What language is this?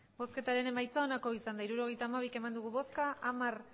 Basque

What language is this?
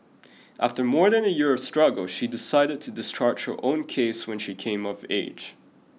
English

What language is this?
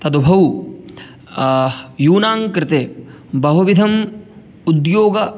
Sanskrit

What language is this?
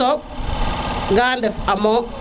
Serer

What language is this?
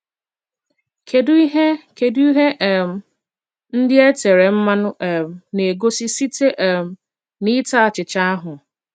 Igbo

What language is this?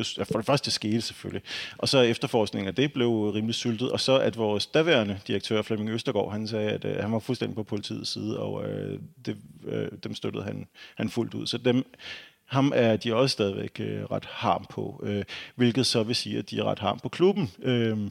Danish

